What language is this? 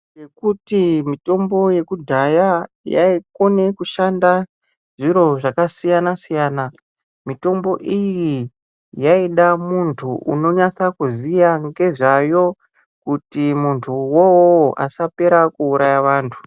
Ndau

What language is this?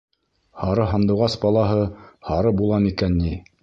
Bashkir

